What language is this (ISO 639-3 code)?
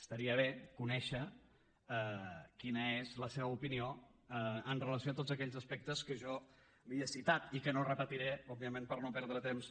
cat